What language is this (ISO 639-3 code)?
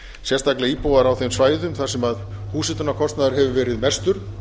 isl